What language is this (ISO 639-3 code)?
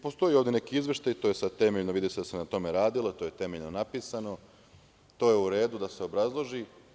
srp